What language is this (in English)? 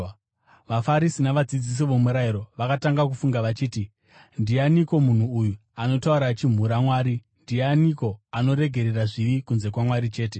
Shona